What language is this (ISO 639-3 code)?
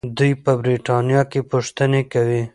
pus